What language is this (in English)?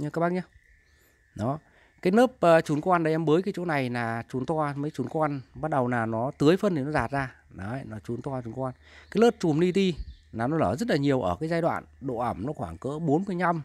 Vietnamese